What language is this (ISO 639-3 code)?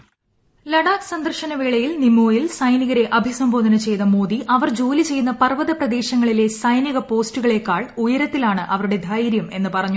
mal